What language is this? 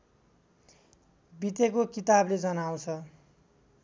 Nepali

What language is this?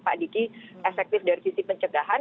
Indonesian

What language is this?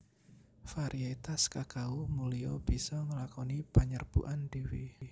Javanese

